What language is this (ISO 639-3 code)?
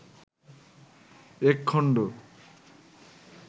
ben